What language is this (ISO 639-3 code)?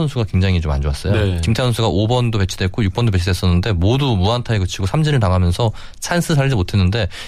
kor